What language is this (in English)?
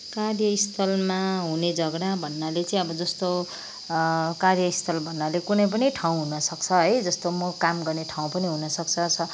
Nepali